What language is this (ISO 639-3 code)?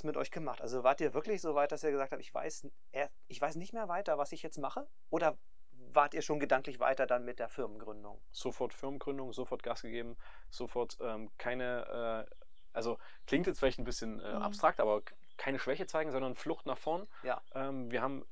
deu